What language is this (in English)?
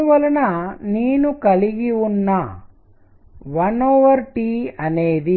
Telugu